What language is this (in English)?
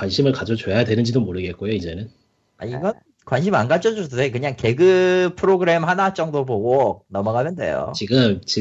Korean